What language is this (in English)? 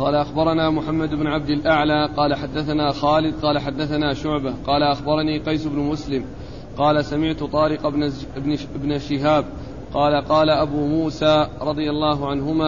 Arabic